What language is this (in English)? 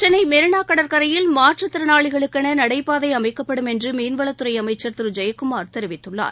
Tamil